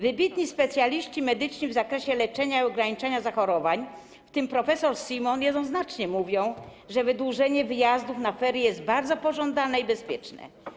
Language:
Polish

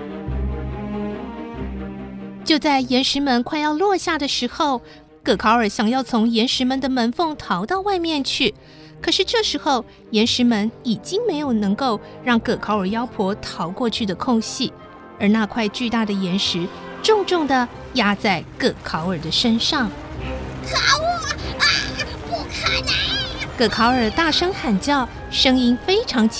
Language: Chinese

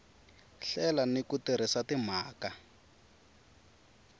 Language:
Tsonga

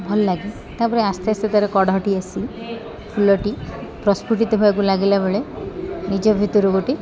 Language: Odia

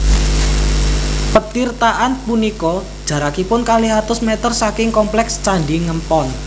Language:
Javanese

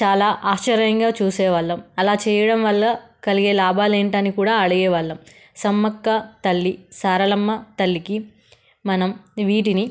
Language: Telugu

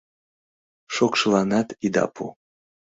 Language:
Mari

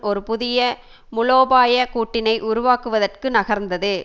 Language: Tamil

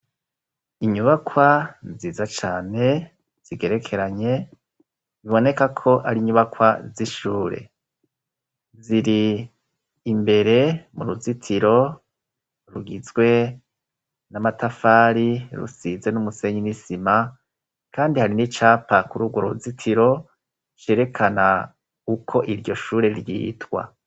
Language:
Rundi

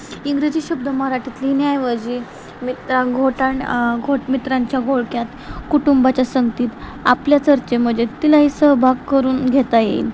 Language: Marathi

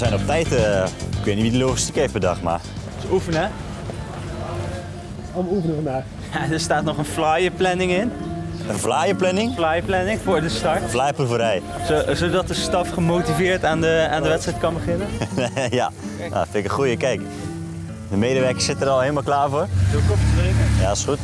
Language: Dutch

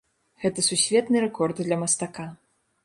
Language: Belarusian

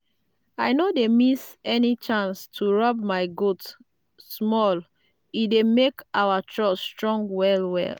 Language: Nigerian Pidgin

